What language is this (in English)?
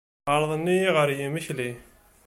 Kabyle